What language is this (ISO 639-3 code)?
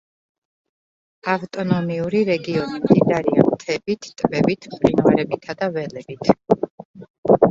kat